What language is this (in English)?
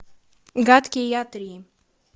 Russian